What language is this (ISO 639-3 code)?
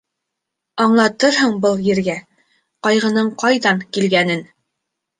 bak